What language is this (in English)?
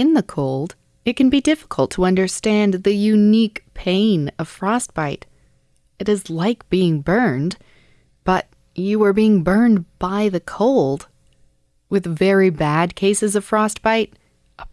English